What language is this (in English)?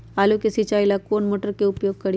Magahi